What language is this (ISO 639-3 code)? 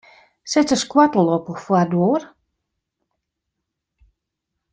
fry